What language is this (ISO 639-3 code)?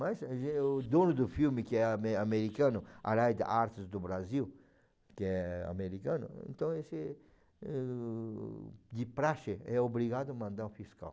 por